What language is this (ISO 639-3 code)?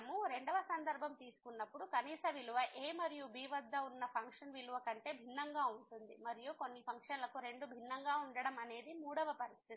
tel